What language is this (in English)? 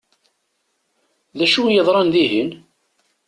Kabyle